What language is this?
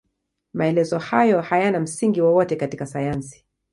Swahili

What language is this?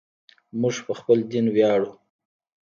Pashto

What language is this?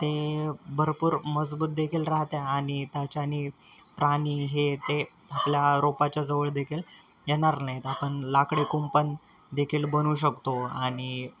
Marathi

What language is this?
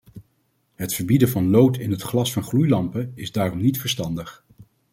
Dutch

